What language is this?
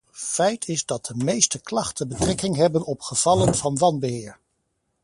Dutch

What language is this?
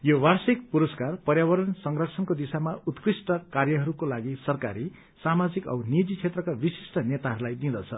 Nepali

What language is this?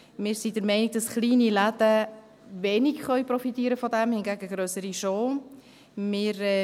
Swiss German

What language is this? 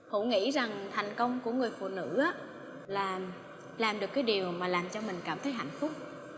Vietnamese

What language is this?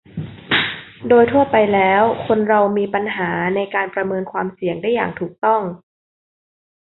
Thai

